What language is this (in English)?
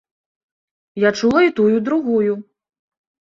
Belarusian